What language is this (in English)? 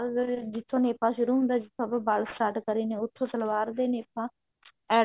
Punjabi